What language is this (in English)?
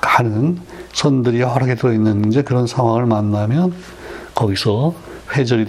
Korean